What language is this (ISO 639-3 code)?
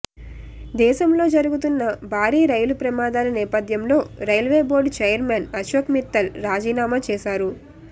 tel